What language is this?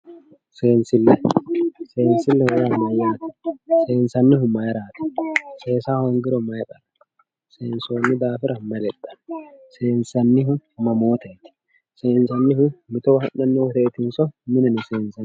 Sidamo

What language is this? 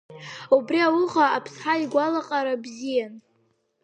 Abkhazian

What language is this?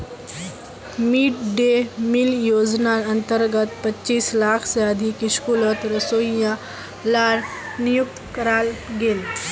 Magahi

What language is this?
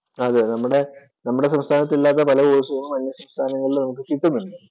Malayalam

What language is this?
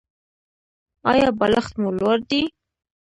Pashto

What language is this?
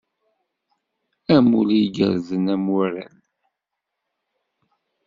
Kabyle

